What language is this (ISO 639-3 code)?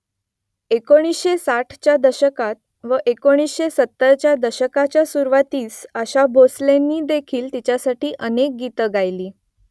mar